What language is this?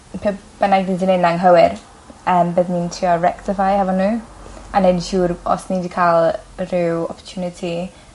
Welsh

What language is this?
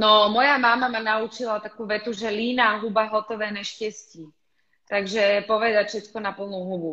Slovak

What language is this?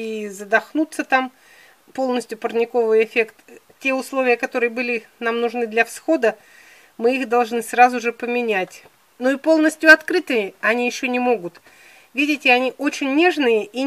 Russian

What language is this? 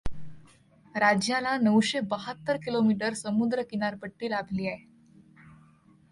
Marathi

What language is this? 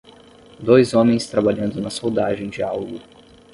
Portuguese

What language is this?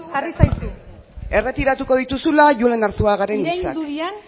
Basque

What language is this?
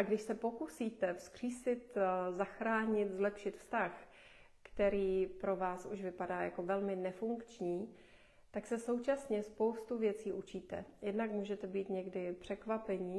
Czech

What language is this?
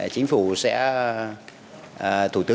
Vietnamese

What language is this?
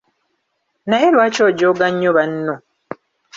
Ganda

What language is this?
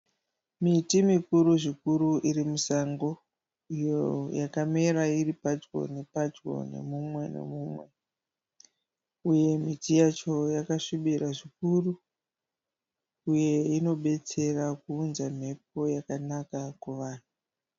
Shona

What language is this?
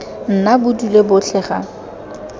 Tswana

